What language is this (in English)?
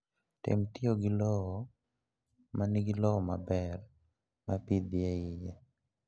Luo (Kenya and Tanzania)